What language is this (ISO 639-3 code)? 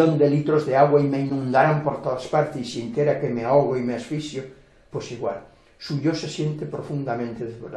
spa